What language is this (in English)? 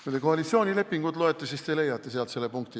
Estonian